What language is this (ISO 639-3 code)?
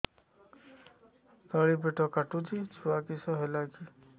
ori